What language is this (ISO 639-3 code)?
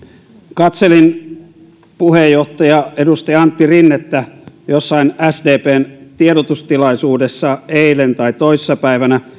fin